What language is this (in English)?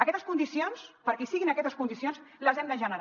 Catalan